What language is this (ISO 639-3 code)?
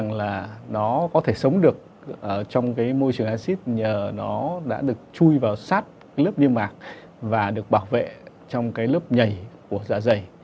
vie